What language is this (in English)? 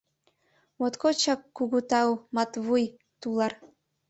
Mari